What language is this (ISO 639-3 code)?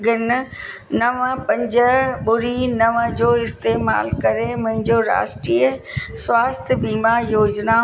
snd